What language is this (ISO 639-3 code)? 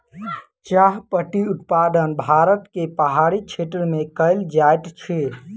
mai